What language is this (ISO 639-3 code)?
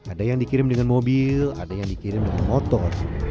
ind